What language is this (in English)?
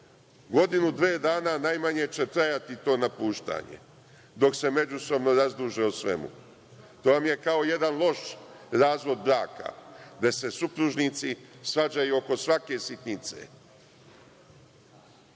Serbian